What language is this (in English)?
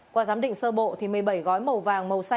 Vietnamese